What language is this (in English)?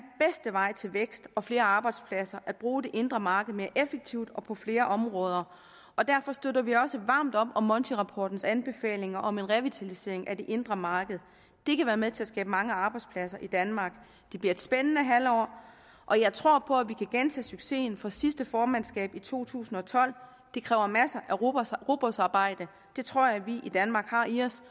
Danish